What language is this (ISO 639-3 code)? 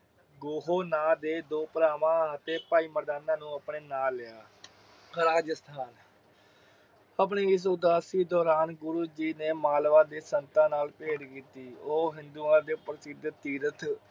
pan